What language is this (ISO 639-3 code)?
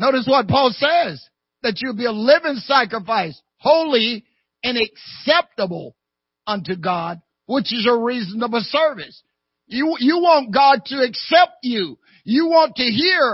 eng